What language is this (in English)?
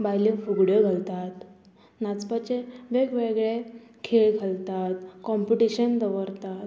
Konkani